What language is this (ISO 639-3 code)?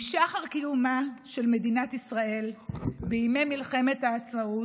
heb